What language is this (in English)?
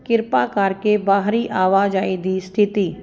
Punjabi